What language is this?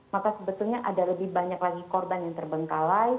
Indonesian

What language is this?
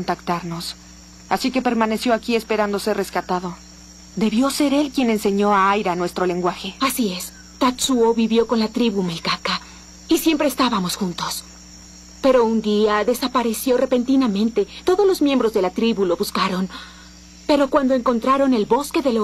Spanish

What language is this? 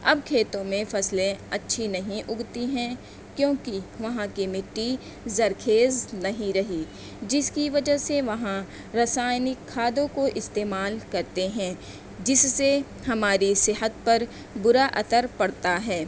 Urdu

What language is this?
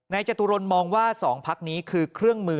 Thai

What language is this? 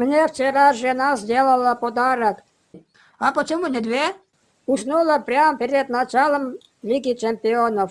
Russian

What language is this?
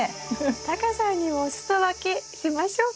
Japanese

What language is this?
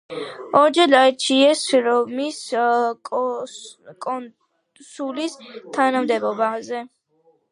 Georgian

